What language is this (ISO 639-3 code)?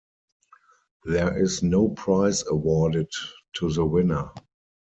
eng